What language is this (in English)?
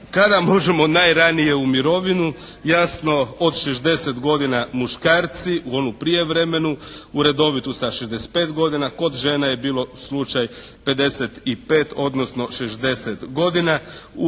Croatian